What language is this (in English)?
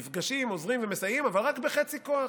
Hebrew